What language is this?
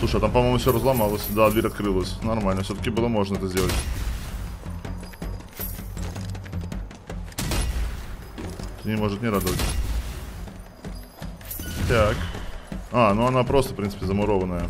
Russian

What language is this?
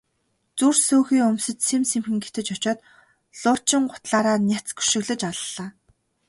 Mongolian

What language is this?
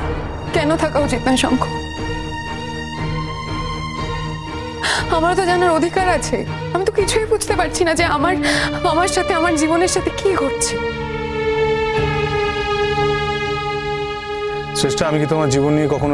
Bangla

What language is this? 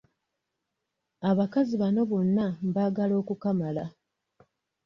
Ganda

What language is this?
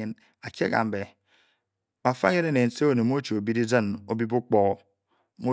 Bokyi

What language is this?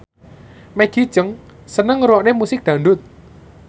Javanese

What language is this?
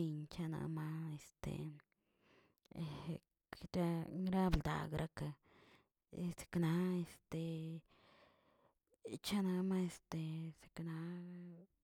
Tilquiapan Zapotec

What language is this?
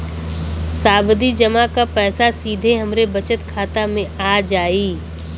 Bhojpuri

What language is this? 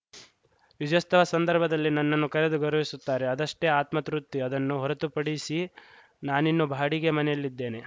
Kannada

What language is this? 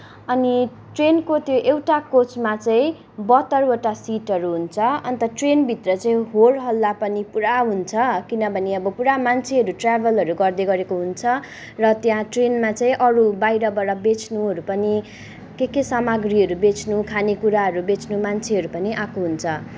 Nepali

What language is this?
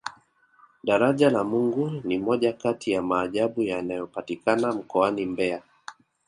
Swahili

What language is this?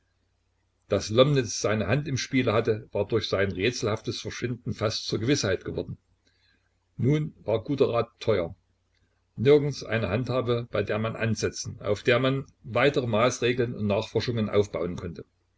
German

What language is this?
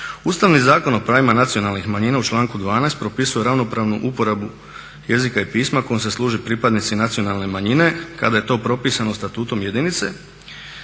Croatian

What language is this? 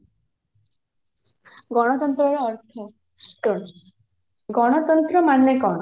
Odia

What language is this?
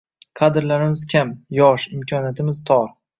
Uzbek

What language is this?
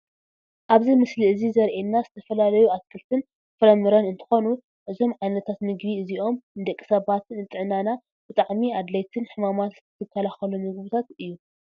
Tigrinya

